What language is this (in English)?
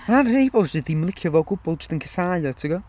Welsh